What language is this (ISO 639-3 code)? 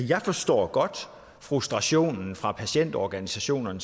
dan